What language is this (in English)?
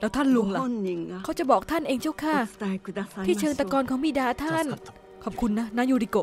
Thai